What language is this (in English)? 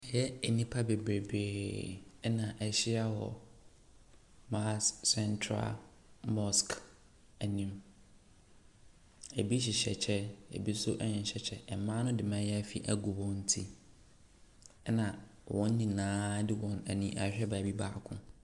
Akan